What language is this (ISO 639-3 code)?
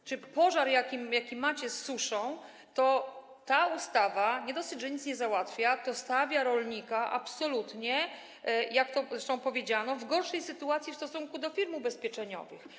pol